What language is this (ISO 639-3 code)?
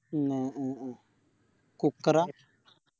mal